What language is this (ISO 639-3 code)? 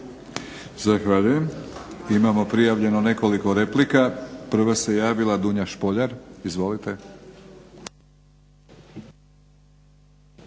hrv